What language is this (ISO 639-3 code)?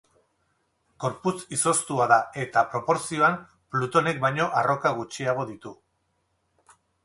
eus